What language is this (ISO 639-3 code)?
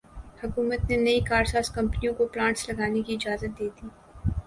urd